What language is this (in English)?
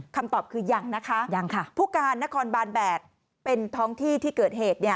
Thai